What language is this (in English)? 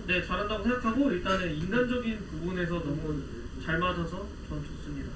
Korean